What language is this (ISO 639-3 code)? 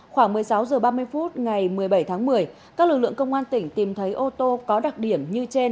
vie